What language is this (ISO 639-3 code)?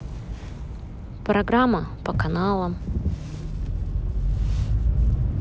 rus